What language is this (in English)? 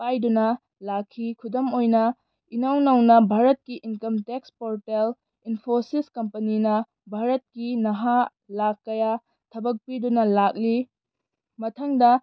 Manipuri